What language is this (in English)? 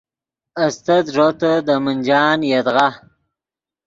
Yidgha